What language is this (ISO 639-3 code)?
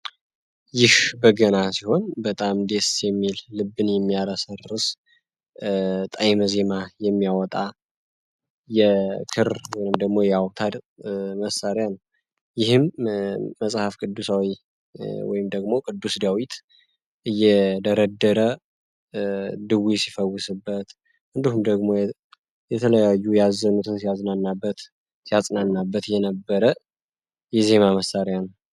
amh